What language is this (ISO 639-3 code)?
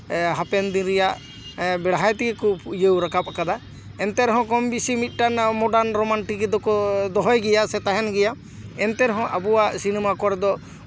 sat